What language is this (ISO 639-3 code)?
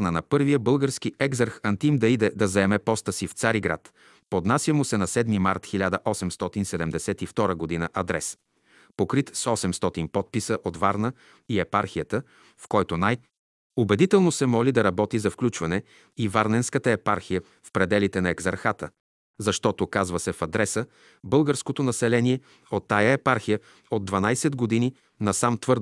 bul